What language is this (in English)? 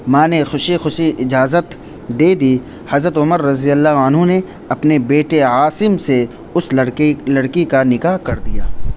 Urdu